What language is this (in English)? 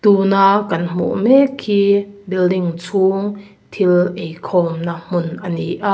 Mizo